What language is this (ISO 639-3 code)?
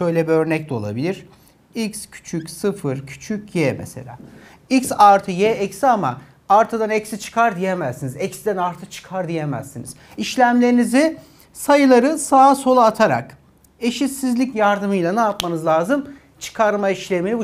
tur